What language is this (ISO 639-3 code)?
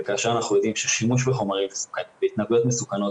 heb